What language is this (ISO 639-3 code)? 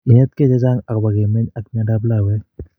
kln